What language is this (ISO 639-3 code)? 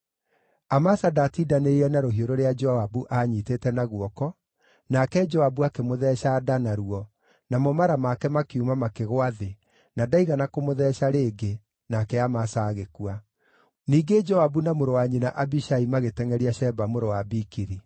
kik